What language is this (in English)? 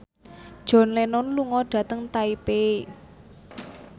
Javanese